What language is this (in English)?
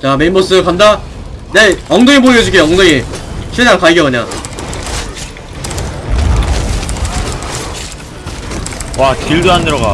Korean